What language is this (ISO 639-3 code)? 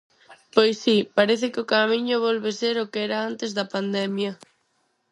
glg